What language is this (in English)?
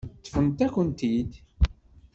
Kabyle